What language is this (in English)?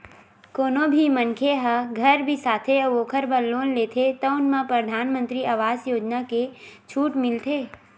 Chhattisgarhi